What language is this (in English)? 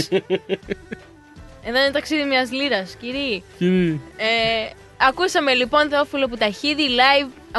Greek